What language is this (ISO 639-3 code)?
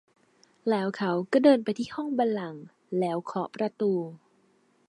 tha